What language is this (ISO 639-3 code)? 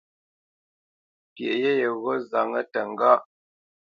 bce